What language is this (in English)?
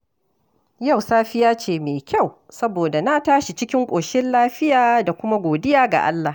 Hausa